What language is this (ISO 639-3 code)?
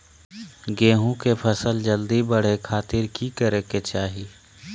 mag